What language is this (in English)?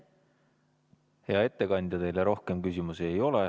Estonian